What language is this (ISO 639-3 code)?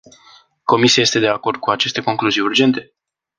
ron